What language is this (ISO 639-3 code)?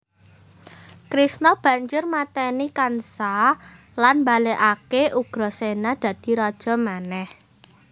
jav